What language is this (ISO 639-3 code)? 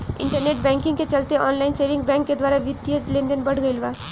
bho